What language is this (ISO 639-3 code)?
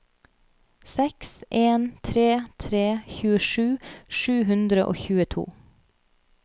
nor